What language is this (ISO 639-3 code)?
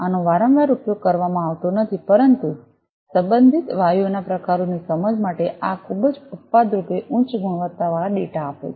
guj